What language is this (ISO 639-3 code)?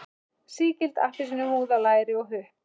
isl